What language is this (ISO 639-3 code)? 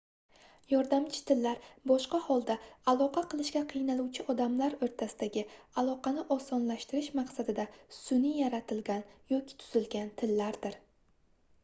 uzb